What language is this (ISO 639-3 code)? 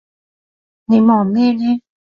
yue